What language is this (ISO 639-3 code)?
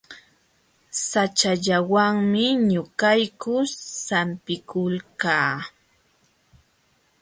qxw